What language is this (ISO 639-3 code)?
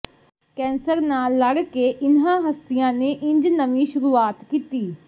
pan